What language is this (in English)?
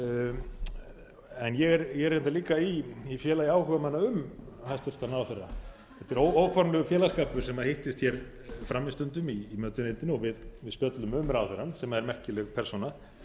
Icelandic